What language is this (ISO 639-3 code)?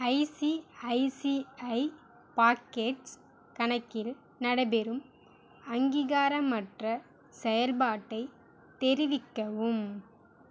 tam